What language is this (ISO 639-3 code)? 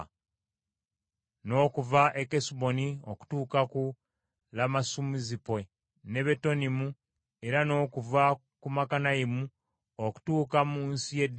lug